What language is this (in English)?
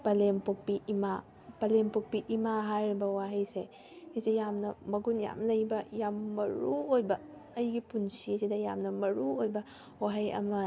Manipuri